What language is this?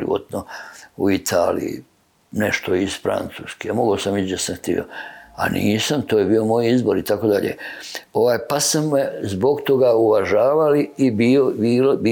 Croatian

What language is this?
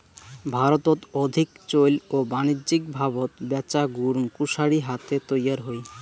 Bangla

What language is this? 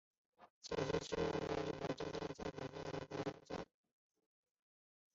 Chinese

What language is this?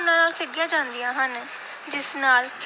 Punjabi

